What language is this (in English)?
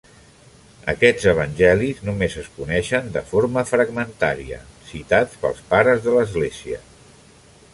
Catalan